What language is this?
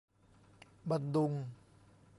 Thai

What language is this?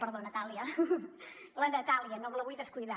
Catalan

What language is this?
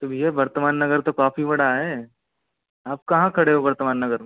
Hindi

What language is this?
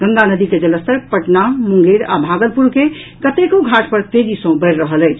Maithili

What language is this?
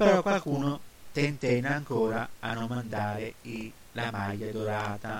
Italian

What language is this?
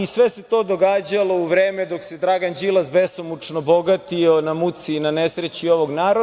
Serbian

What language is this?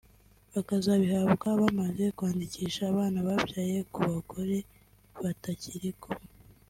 Kinyarwanda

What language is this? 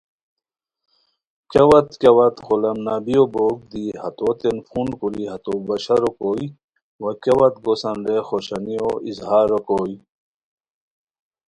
Khowar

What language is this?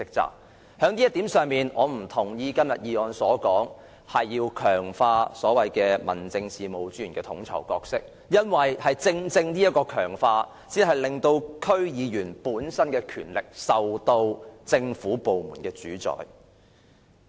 Cantonese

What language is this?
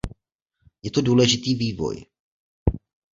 Czech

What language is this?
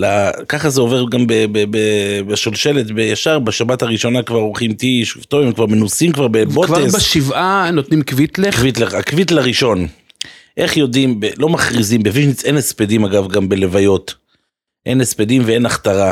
Hebrew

